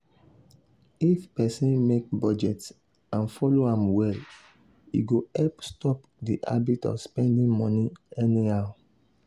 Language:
Nigerian Pidgin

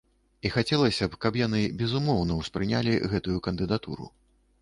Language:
Belarusian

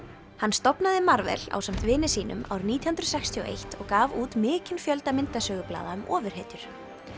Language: Icelandic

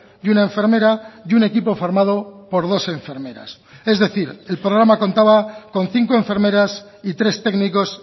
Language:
Spanish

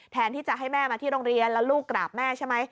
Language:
Thai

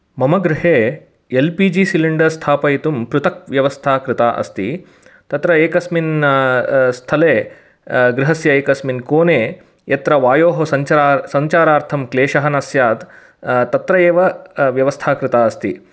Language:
Sanskrit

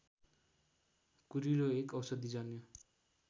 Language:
Nepali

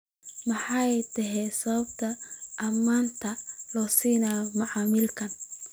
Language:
Somali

